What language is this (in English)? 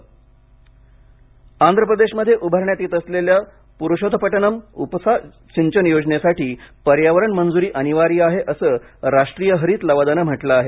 Marathi